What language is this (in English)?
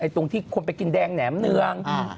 Thai